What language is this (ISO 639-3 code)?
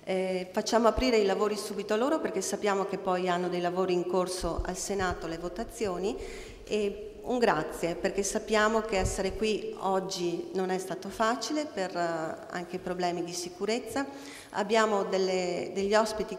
ita